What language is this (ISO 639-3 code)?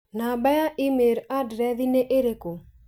kik